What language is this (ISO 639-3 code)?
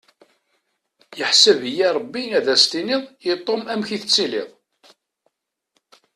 kab